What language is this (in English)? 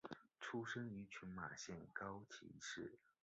Chinese